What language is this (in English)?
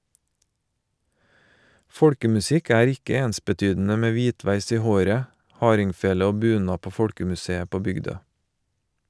Norwegian